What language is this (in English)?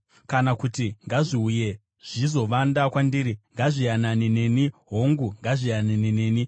Shona